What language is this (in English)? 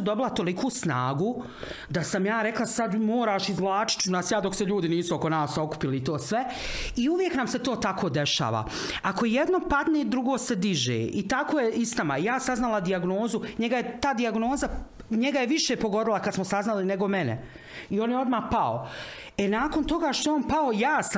Croatian